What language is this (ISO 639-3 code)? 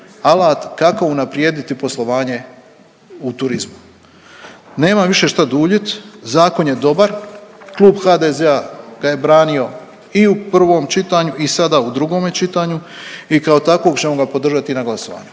hrv